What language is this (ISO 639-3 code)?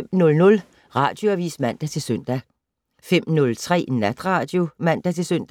dan